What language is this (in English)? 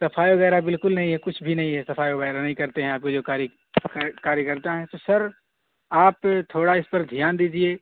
Urdu